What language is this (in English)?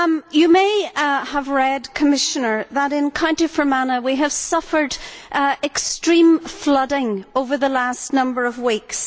English